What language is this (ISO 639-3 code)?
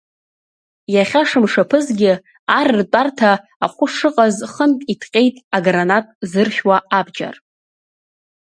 abk